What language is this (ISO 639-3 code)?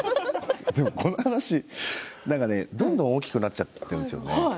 jpn